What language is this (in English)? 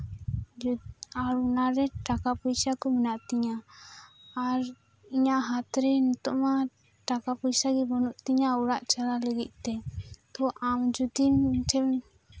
Santali